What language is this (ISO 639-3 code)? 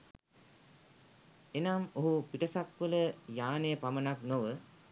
sin